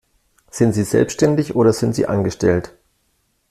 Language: German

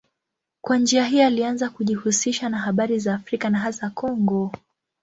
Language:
Swahili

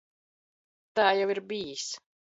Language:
Latvian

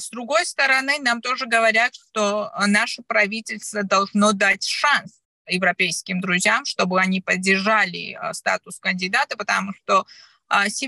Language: Russian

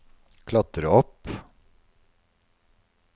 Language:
Norwegian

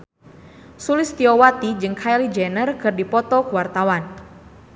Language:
Sundanese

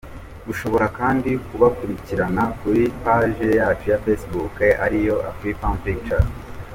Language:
Kinyarwanda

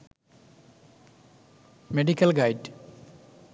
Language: Bangla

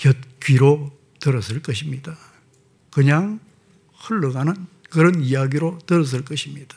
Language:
Korean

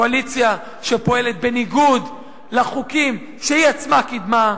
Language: Hebrew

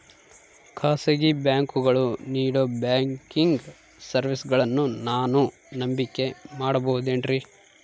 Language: Kannada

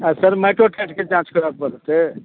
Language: Maithili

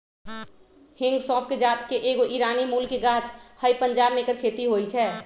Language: Magahi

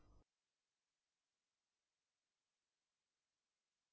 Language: Hindi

